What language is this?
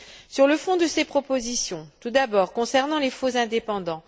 French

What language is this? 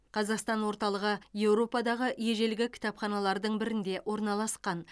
Kazakh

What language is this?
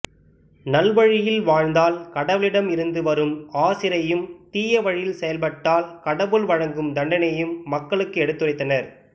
Tamil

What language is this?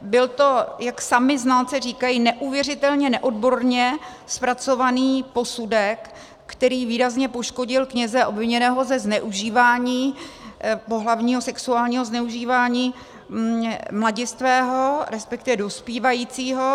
Czech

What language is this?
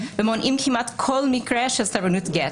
Hebrew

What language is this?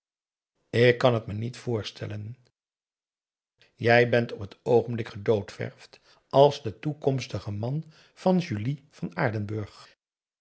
Dutch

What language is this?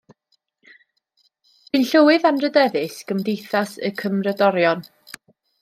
Welsh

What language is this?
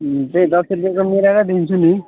Nepali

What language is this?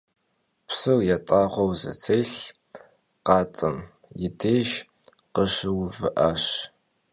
Kabardian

